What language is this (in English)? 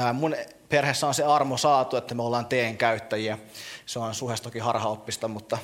Finnish